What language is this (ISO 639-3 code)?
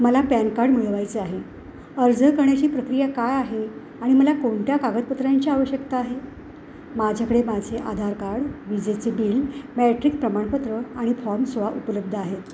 mar